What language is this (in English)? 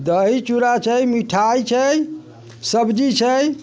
Maithili